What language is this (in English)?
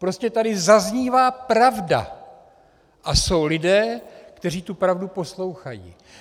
Czech